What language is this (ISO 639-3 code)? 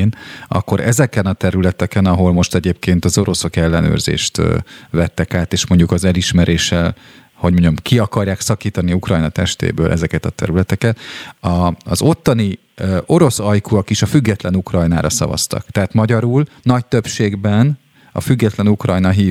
hun